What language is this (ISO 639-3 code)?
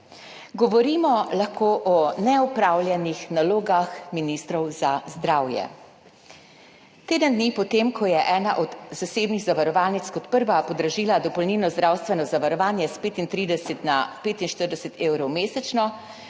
slv